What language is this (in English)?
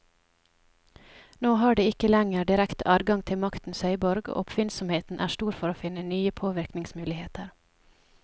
Norwegian